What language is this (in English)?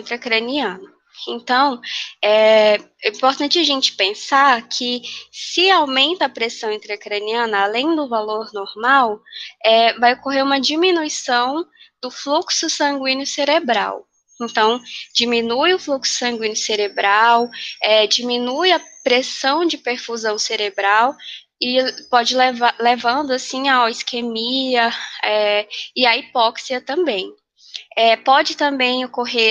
Portuguese